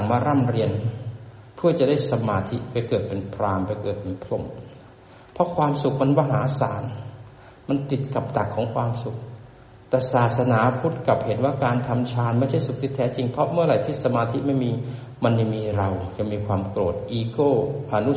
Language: Thai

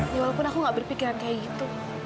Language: Indonesian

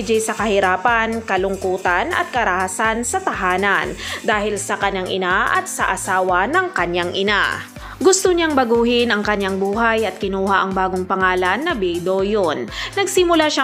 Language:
Filipino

